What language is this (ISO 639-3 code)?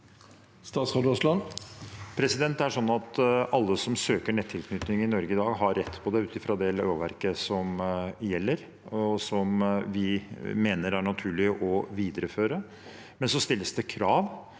nor